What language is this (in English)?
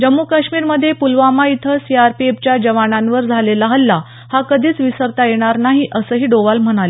Marathi